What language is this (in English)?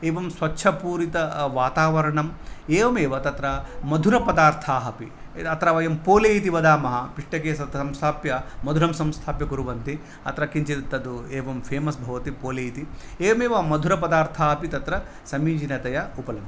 Sanskrit